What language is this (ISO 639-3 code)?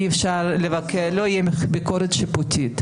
heb